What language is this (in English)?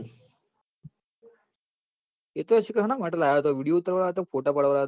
Gujarati